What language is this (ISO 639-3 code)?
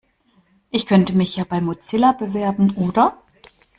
deu